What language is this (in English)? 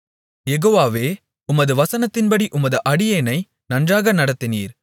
Tamil